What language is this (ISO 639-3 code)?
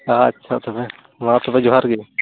sat